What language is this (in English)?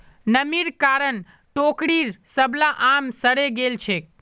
Magahi